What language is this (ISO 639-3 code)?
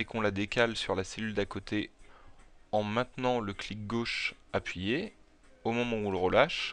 fra